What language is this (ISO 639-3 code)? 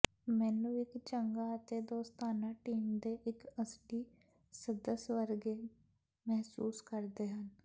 pan